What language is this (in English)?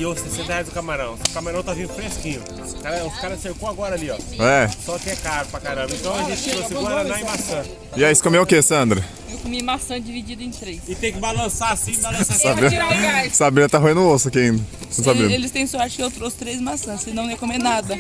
Portuguese